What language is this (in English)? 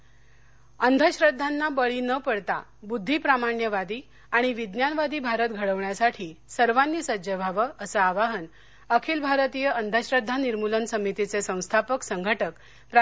Marathi